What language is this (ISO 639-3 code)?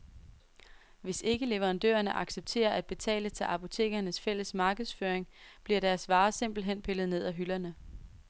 dan